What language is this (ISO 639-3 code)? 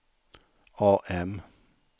swe